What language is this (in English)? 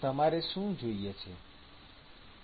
Gujarati